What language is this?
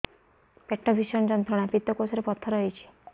Odia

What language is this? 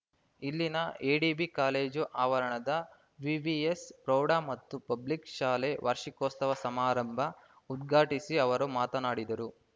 Kannada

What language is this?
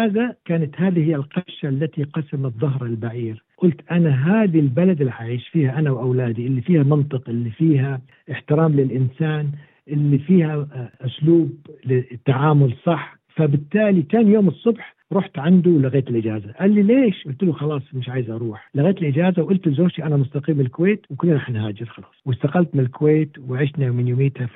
Arabic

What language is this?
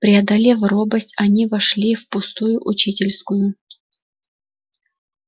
Russian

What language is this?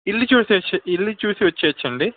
Telugu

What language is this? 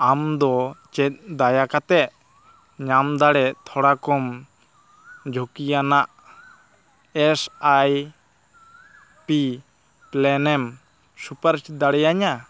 Santali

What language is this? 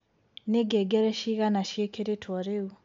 Kikuyu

